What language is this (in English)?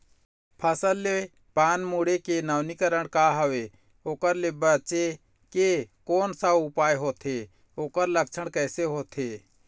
Chhattisgarhi